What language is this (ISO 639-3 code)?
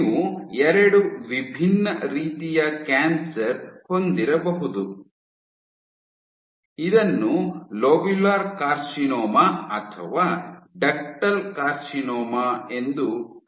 kan